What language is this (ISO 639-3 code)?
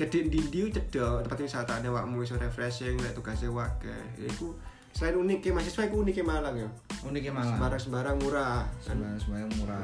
ind